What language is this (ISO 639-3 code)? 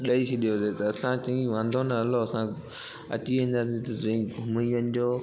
snd